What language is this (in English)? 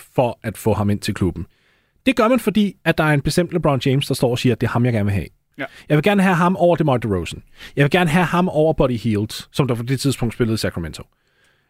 Danish